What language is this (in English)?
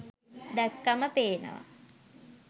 Sinhala